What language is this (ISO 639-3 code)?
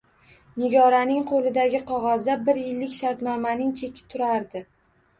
uzb